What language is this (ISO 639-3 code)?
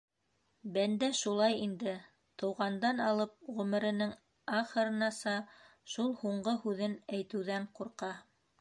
bak